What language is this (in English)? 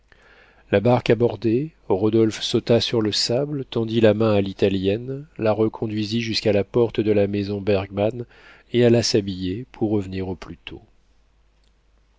French